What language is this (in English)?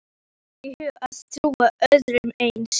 Icelandic